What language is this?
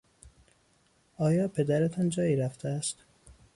Persian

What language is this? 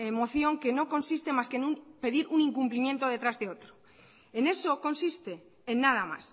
Spanish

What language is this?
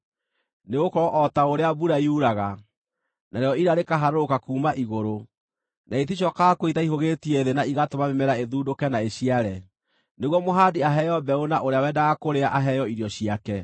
Kikuyu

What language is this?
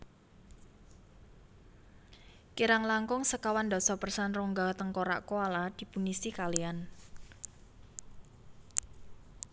Javanese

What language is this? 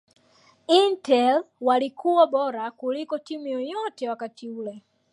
Swahili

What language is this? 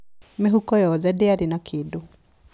Kikuyu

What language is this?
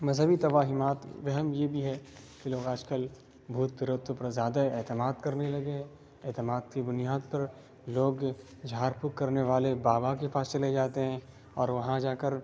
Urdu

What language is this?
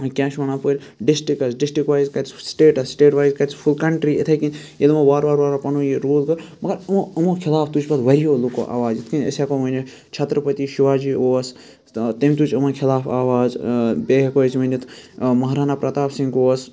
Kashmiri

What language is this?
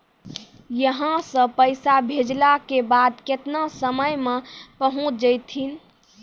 Maithili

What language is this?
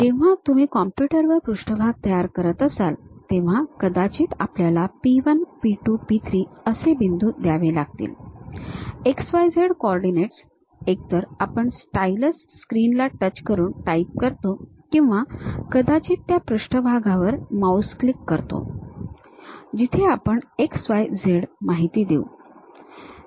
Marathi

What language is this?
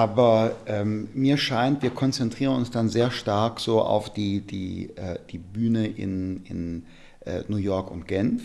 German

